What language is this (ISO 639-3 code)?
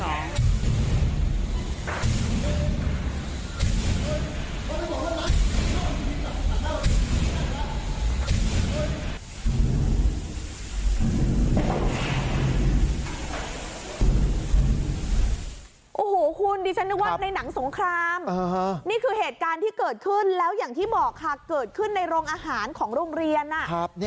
tha